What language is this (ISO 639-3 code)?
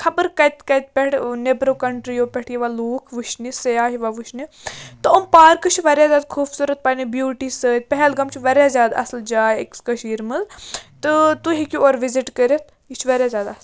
kas